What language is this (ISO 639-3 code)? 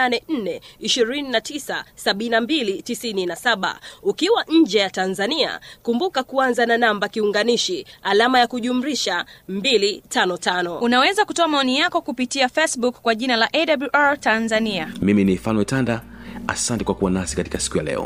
swa